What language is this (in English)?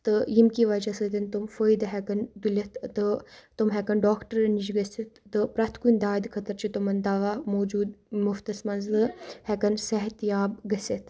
Kashmiri